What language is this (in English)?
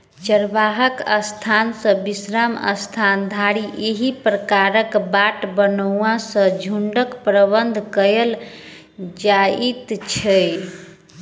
Maithili